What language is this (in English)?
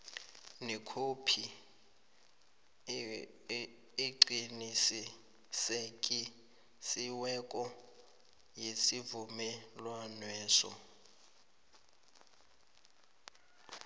South Ndebele